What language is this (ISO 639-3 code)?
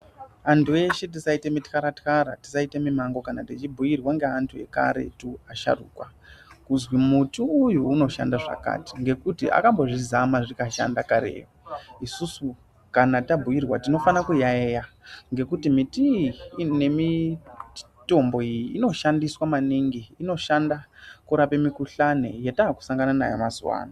ndc